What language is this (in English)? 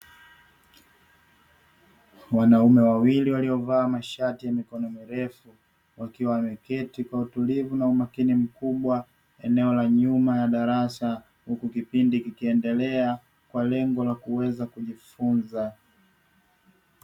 Swahili